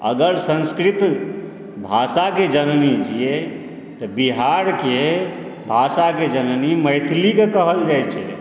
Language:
Maithili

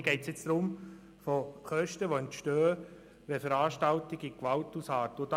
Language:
Swiss German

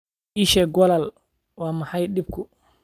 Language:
Somali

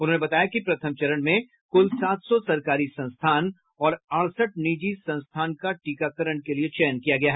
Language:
Hindi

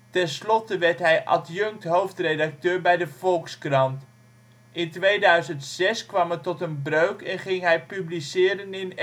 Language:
Dutch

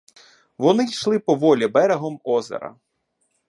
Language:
Ukrainian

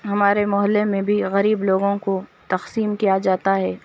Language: Urdu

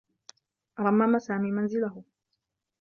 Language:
Arabic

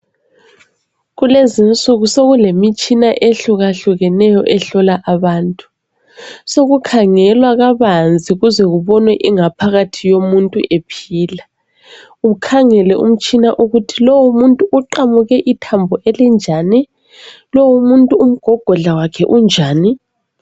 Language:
North Ndebele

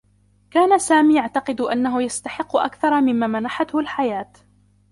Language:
Arabic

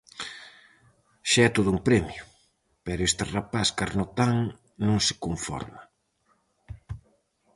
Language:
Galician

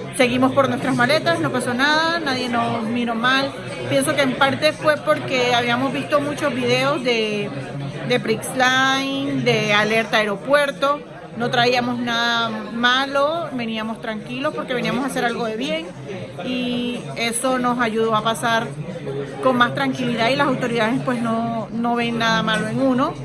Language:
Spanish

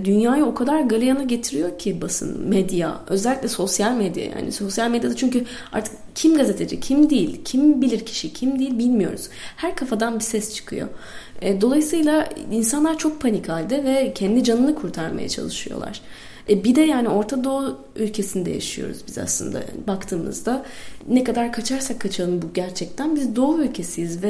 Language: Turkish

